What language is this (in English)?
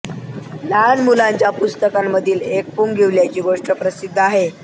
Marathi